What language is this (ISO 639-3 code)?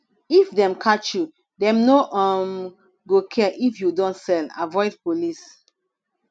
pcm